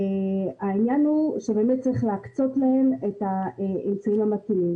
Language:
Hebrew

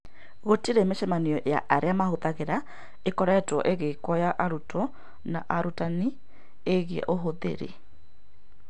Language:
Kikuyu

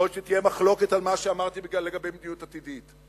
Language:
Hebrew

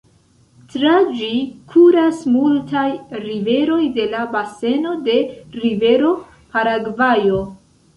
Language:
Esperanto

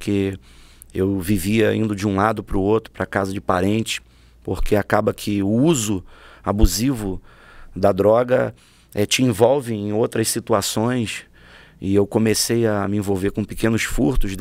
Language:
Portuguese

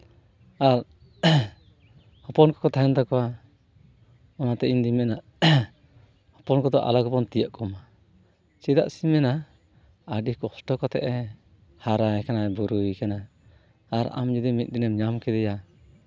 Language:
Santali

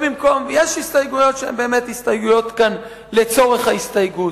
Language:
Hebrew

